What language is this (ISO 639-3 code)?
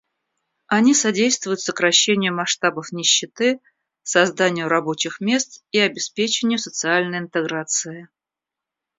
rus